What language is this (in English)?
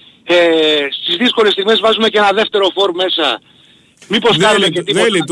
Greek